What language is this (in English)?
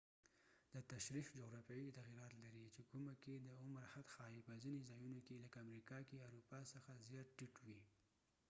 Pashto